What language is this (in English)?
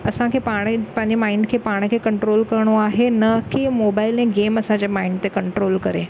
Sindhi